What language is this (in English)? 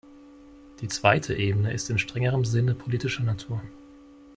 German